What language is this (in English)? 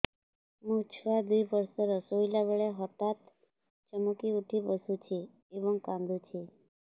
Odia